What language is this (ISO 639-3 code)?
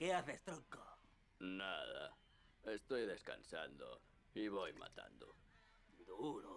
spa